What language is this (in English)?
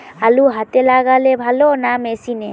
Bangla